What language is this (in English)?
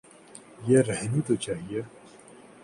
Urdu